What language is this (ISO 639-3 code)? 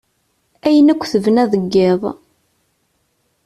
kab